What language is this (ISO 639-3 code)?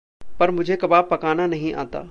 hin